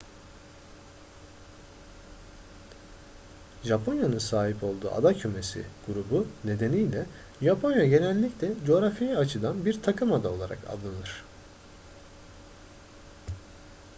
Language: Turkish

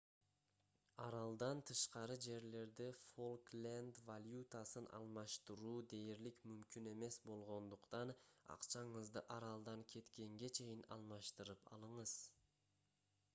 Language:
Kyrgyz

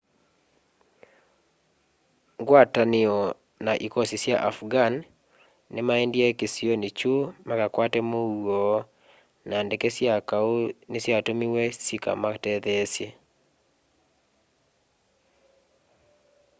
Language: Kamba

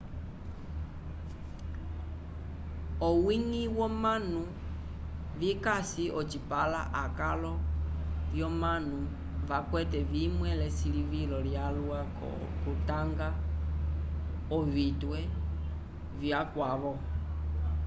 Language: Umbundu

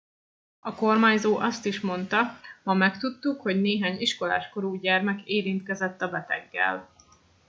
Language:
Hungarian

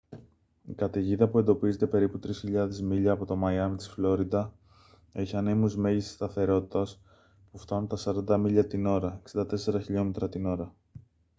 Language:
Greek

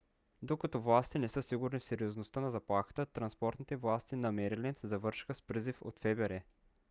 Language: Bulgarian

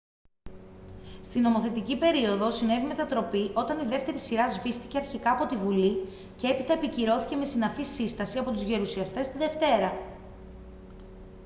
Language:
Greek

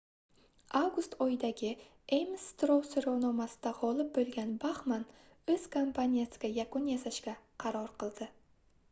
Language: Uzbek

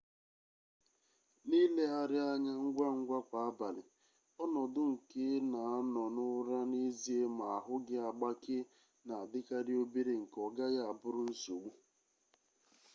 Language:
Igbo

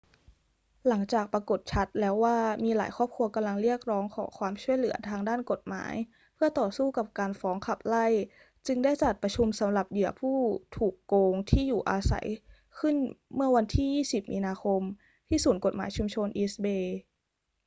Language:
Thai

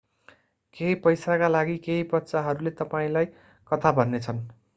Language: Nepali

